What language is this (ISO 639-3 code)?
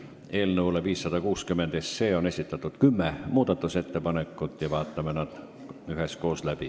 est